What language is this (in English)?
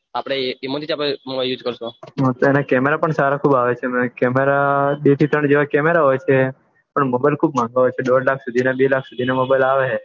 Gujarati